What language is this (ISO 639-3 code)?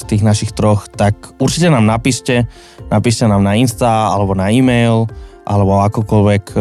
slk